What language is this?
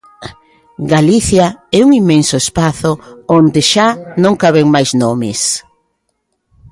Galician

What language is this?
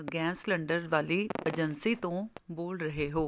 Punjabi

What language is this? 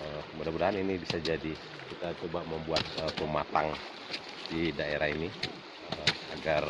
Indonesian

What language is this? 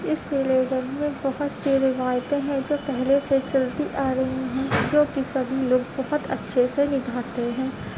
Urdu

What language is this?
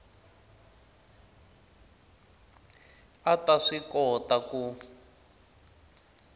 Tsonga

